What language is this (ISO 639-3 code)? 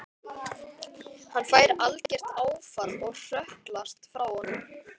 isl